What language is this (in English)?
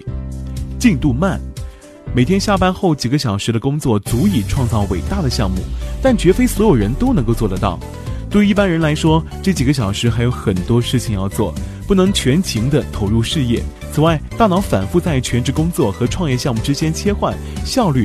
Chinese